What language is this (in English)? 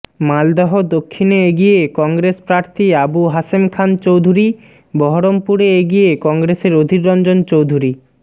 Bangla